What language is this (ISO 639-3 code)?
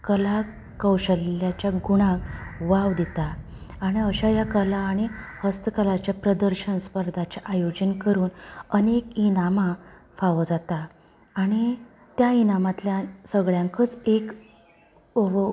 kok